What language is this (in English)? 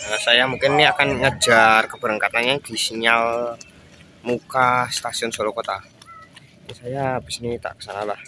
Indonesian